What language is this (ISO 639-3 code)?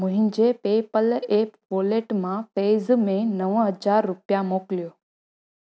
snd